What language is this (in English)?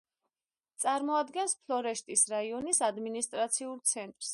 Georgian